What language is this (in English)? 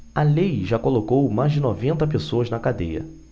Portuguese